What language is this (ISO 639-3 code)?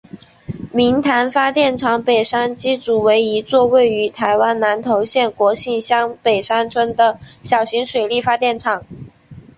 zho